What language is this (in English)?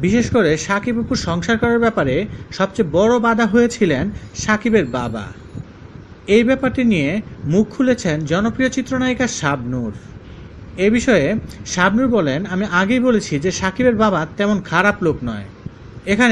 Korean